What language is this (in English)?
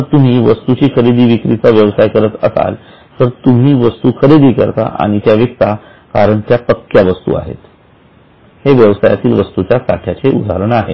Marathi